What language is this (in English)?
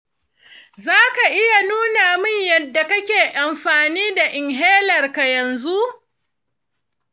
Hausa